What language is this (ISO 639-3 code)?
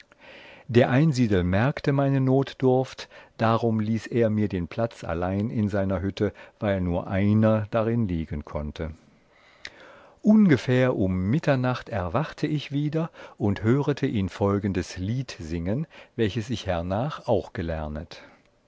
deu